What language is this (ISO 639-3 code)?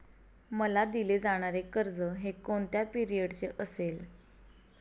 mar